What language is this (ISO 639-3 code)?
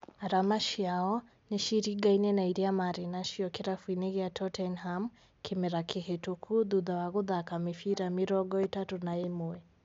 kik